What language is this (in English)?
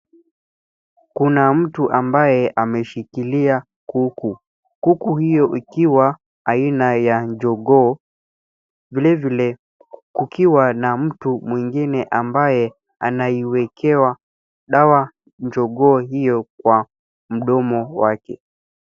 Swahili